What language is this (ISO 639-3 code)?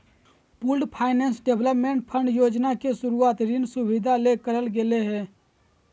mag